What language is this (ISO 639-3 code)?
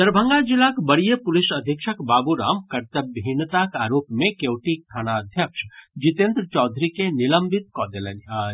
mai